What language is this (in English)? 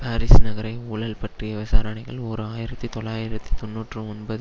Tamil